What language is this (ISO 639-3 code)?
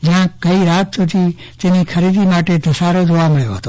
guj